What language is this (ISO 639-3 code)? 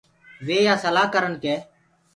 ggg